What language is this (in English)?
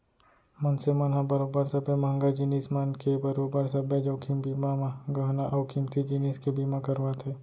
Chhattisgarhi